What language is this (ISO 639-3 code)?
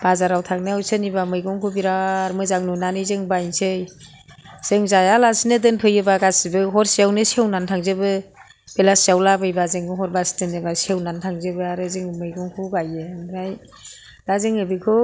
brx